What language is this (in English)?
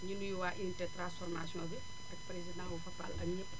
Wolof